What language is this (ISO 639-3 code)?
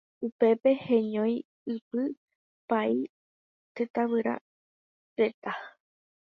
grn